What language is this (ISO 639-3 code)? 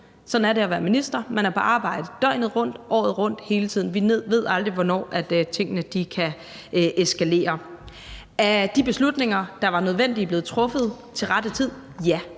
dan